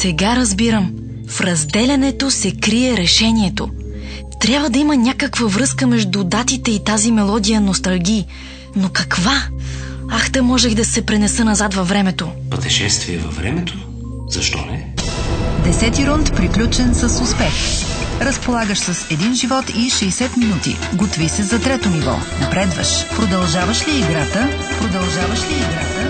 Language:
Bulgarian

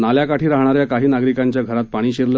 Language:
Marathi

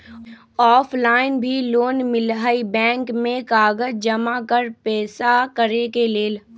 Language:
Magahi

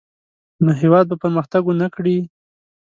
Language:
Pashto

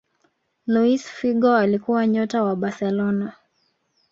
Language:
Swahili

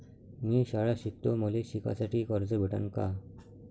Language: Marathi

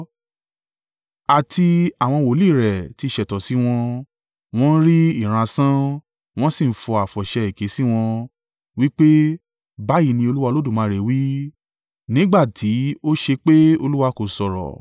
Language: Yoruba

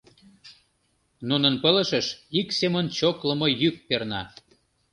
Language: Mari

